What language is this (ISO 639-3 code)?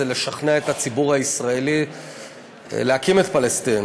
heb